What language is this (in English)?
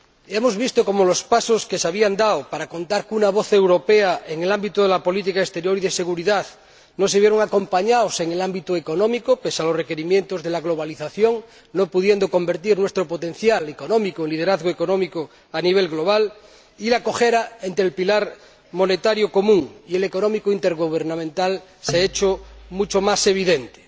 Spanish